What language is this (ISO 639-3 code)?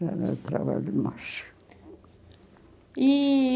por